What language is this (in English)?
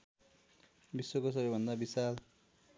Nepali